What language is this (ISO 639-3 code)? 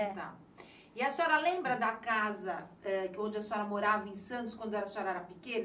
por